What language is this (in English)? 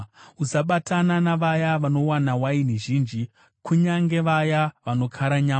Shona